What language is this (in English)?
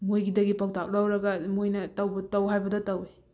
Manipuri